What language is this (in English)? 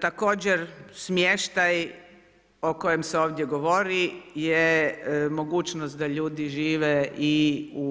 Croatian